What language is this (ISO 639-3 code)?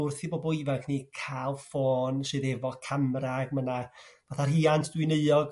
cym